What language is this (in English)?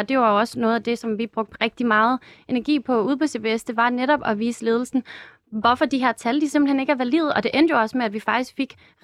Danish